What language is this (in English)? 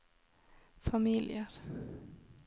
Norwegian